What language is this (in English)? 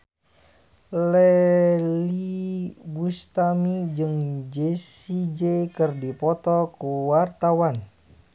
Sundanese